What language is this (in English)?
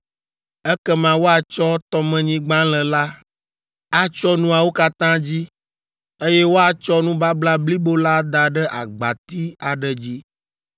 Ewe